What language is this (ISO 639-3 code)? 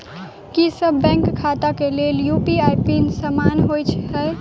mai